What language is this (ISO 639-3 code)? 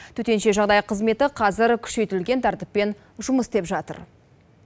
kaz